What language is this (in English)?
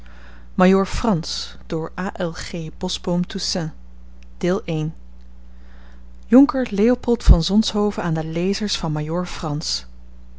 Dutch